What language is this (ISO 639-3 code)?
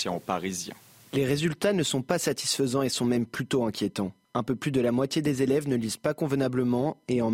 fra